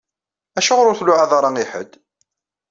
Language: Kabyle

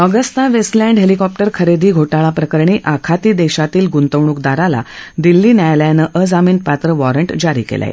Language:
Marathi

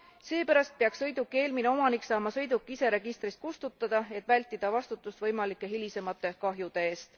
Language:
Estonian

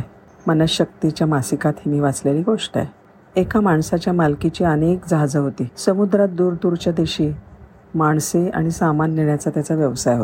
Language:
Marathi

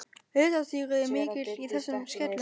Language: Icelandic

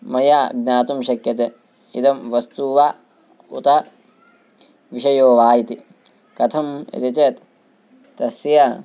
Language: Sanskrit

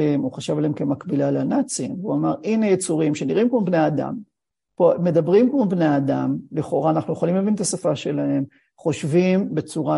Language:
Hebrew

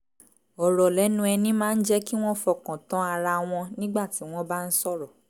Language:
Yoruba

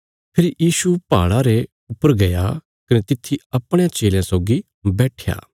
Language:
Bilaspuri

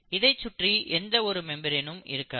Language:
Tamil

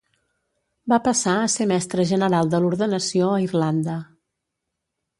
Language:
Catalan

